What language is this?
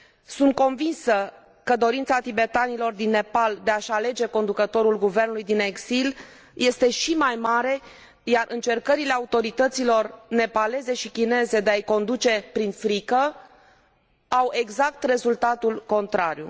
Romanian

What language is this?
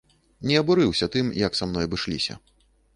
Belarusian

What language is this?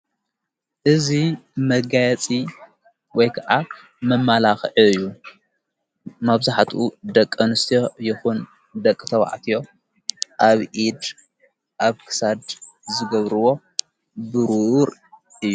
Tigrinya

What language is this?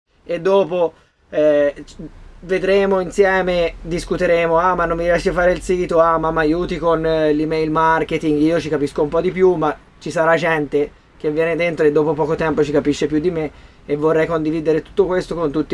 Italian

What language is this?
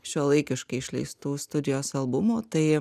Lithuanian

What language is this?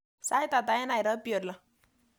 Kalenjin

